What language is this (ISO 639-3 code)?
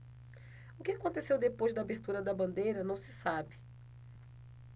por